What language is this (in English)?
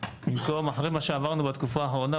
Hebrew